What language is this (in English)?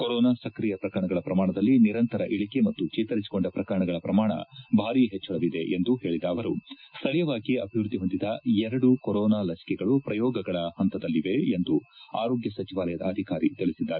Kannada